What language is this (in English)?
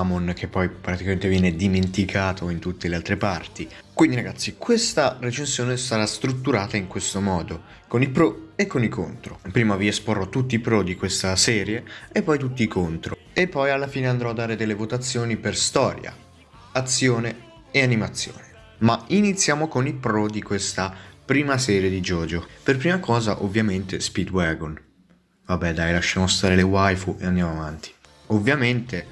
Italian